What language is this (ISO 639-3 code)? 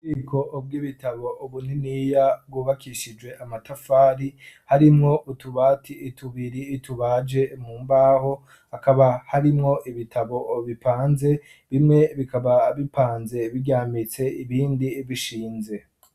run